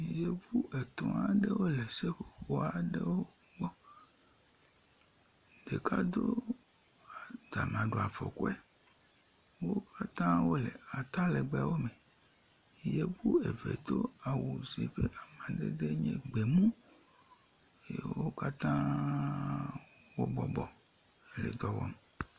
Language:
Ewe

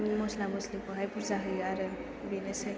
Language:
Bodo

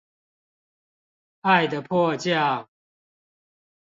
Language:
Chinese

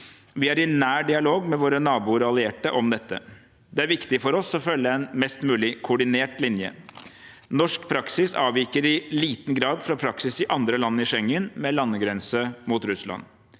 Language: Norwegian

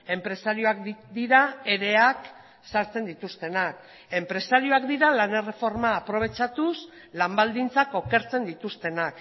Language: Basque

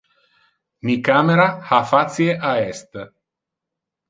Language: Interlingua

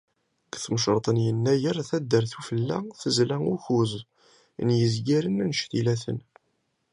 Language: Kabyle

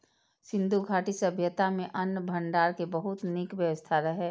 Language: Maithili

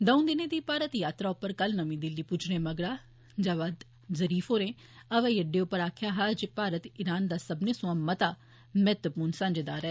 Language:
Dogri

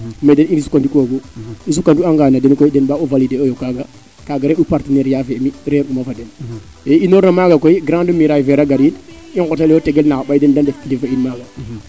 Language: Serer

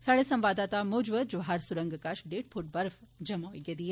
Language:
Dogri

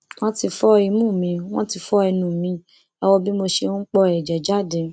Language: Yoruba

